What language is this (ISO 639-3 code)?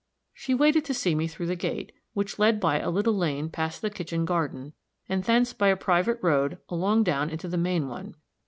eng